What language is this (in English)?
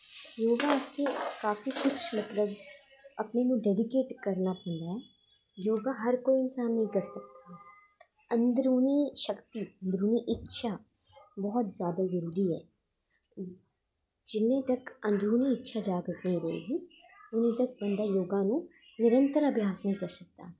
Dogri